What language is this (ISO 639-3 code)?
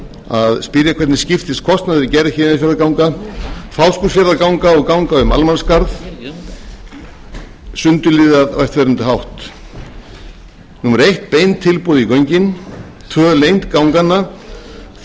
isl